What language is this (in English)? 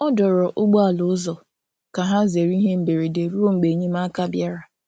Igbo